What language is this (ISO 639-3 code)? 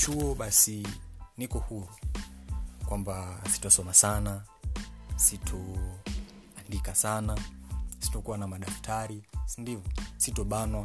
swa